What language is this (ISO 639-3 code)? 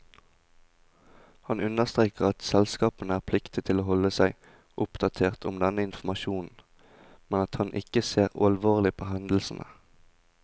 nor